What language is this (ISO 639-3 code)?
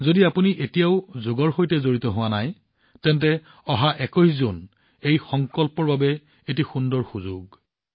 asm